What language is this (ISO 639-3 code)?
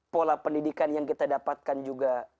ind